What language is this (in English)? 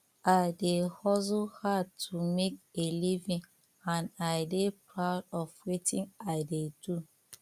Nigerian Pidgin